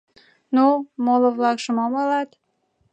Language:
Mari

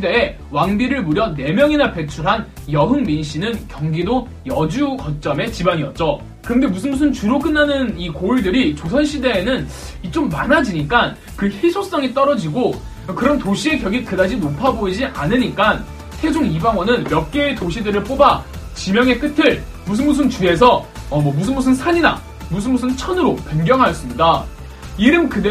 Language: Korean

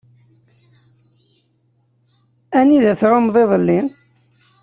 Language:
Kabyle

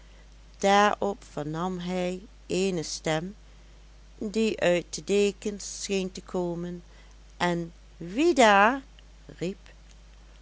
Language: Dutch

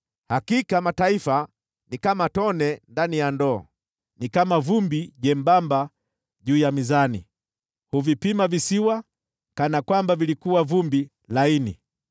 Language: Swahili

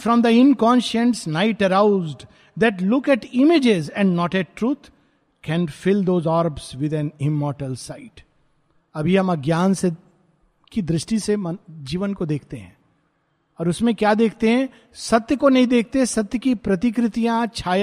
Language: Hindi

